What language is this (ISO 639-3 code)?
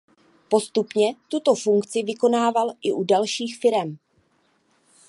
ces